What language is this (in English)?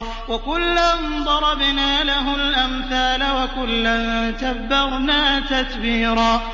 Arabic